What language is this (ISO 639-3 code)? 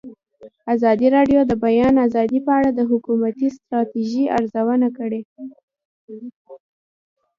pus